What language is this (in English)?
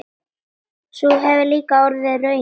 Icelandic